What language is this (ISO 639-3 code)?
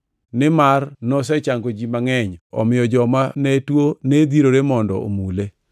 luo